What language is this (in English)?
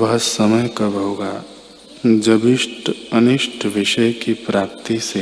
Hindi